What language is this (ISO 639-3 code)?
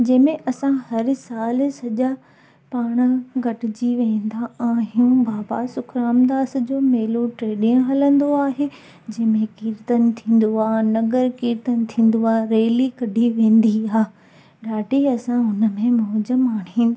snd